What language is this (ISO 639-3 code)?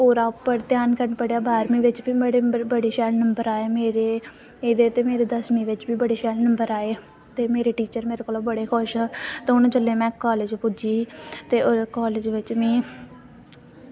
doi